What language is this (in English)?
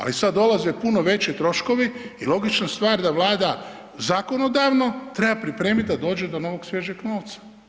Croatian